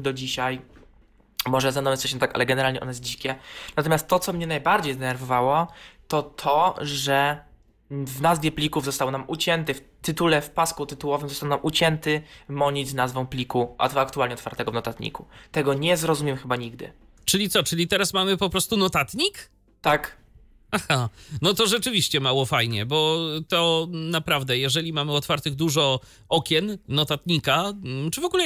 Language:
Polish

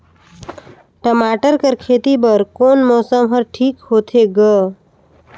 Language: Chhattisgarhi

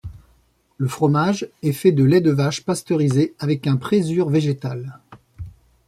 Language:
French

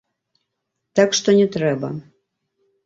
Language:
Belarusian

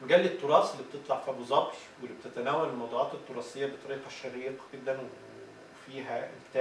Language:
Arabic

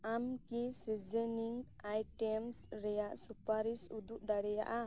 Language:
Santali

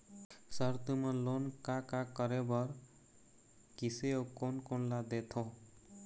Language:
Chhattisgarhi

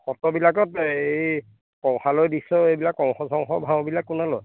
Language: Assamese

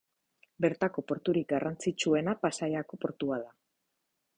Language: Basque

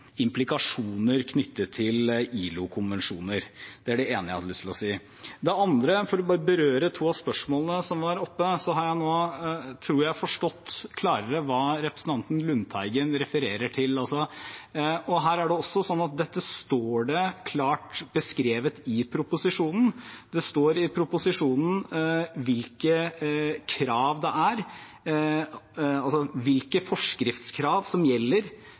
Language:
Norwegian Bokmål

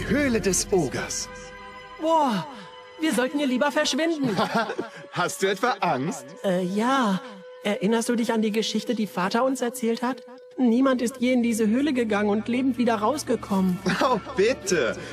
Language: German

